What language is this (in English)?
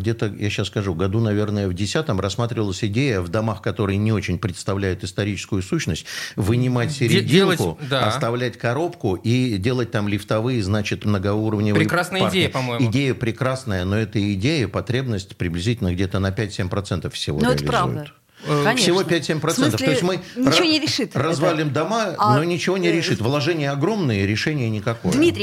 Russian